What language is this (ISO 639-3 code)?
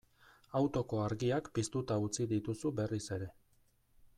eus